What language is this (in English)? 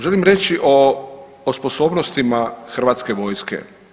Croatian